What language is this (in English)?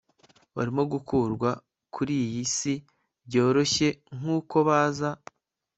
Kinyarwanda